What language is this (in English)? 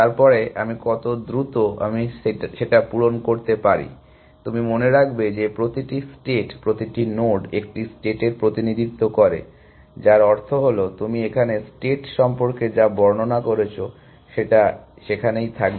Bangla